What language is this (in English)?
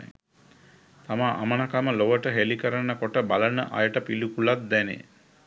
Sinhala